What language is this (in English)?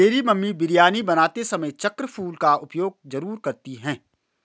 Hindi